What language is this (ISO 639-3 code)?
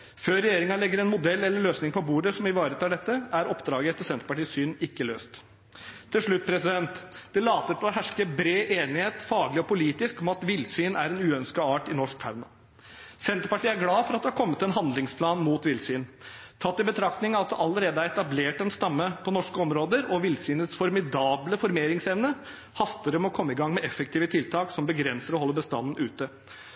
nob